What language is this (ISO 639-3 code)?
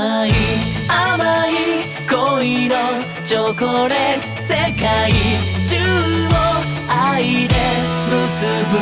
kor